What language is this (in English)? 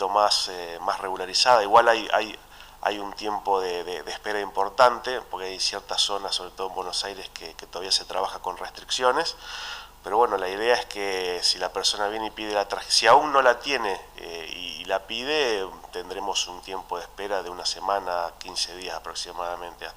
Spanish